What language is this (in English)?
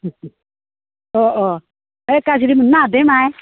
Bodo